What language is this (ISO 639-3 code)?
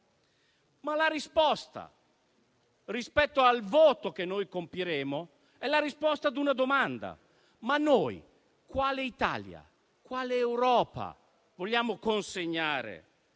ita